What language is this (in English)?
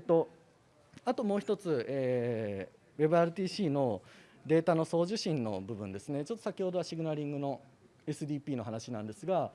Japanese